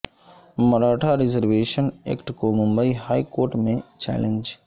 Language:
Urdu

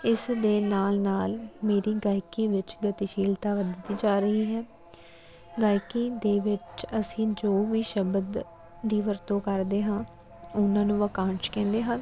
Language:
Punjabi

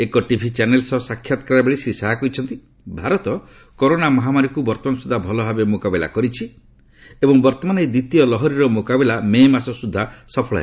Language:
Odia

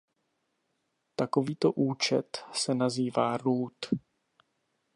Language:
Czech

